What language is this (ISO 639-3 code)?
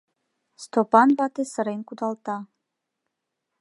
chm